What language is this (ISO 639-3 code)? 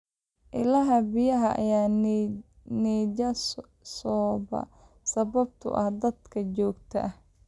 som